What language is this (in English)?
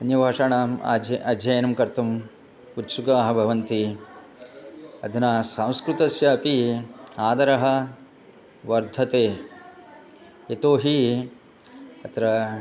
Sanskrit